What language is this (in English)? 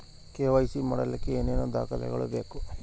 Kannada